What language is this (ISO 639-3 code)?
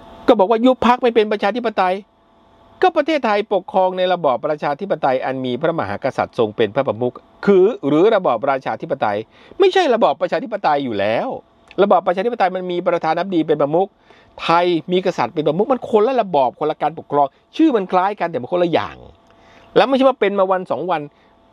tha